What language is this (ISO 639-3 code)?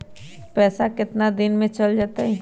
mag